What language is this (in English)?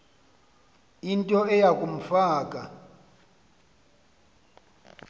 Xhosa